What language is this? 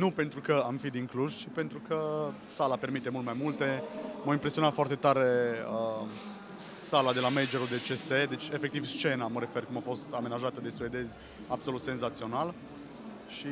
Romanian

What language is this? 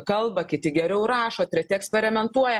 Lithuanian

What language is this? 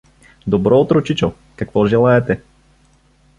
Bulgarian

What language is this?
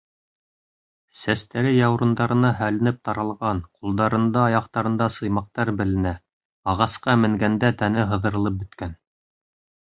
Bashkir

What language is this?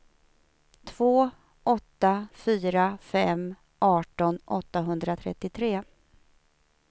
Swedish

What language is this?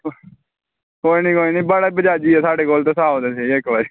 Dogri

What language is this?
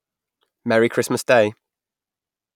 English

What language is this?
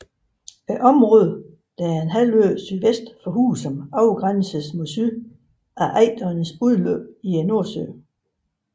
Danish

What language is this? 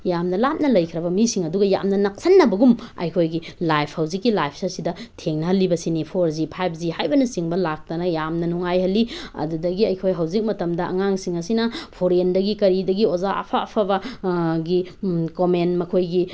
Manipuri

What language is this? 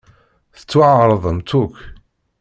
Kabyle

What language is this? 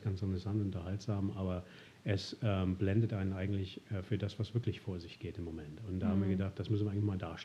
German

